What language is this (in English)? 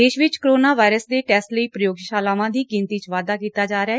Punjabi